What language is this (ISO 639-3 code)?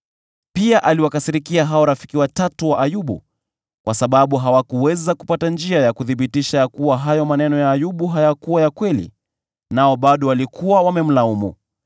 swa